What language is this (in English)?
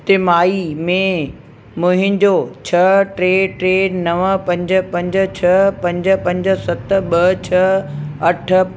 Sindhi